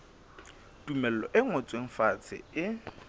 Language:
Southern Sotho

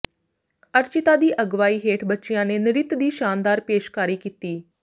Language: Punjabi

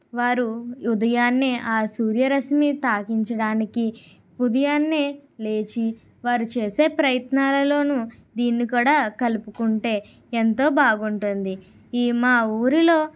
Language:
Telugu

